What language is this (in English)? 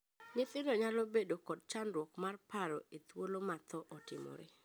Luo (Kenya and Tanzania)